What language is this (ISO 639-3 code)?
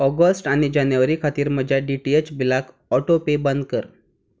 kok